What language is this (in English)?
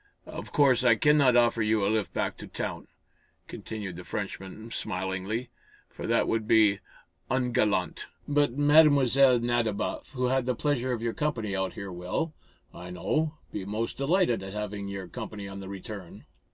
English